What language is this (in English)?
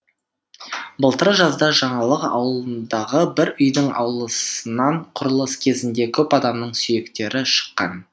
Kazakh